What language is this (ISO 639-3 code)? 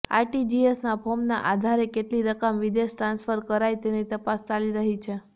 guj